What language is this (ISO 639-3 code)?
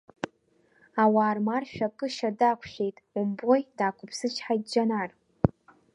abk